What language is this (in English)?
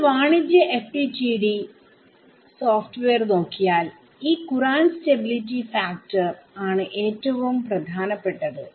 Malayalam